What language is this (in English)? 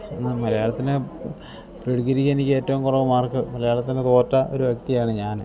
Malayalam